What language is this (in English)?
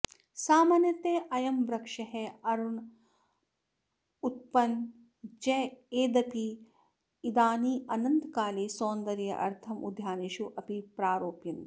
Sanskrit